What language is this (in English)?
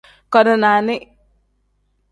Tem